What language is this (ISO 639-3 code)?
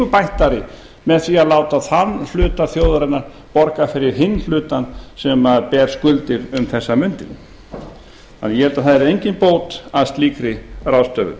isl